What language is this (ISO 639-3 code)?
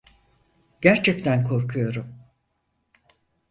tur